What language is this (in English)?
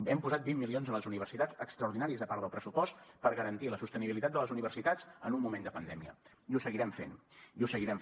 Catalan